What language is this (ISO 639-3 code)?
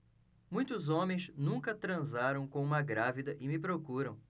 por